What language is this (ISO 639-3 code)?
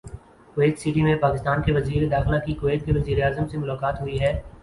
urd